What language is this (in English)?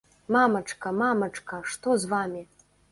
Belarusian